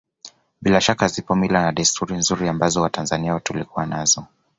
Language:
Swahili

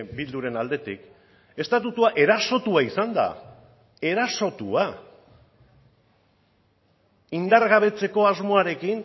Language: Basque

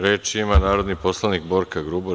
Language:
Serbian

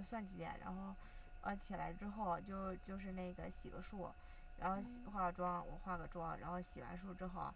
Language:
Chinese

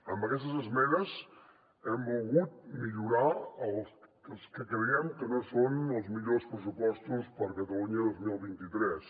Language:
Catalan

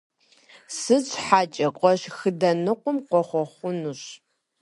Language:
Kabardian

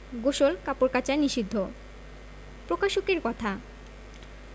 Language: Bangla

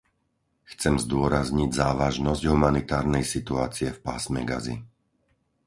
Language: Slovak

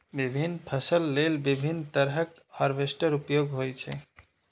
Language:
Maithili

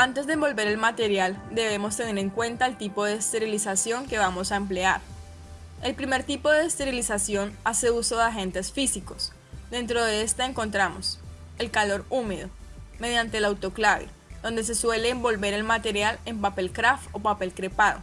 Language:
Spanish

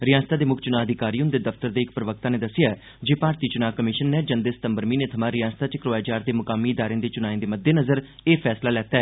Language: Dogri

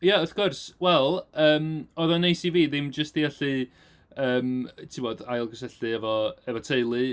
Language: Welsh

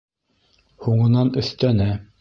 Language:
Bashkir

